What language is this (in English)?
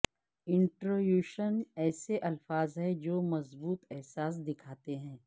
Urdu